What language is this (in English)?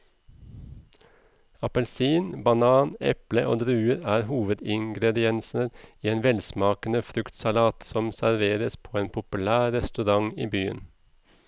Norwegian